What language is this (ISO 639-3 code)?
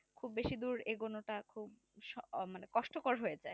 ben